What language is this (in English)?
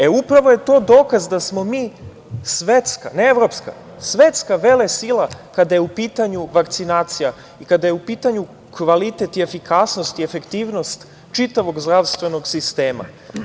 Serbian